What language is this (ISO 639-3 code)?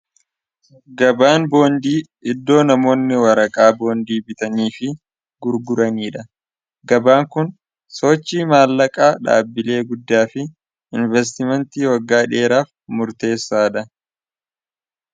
orm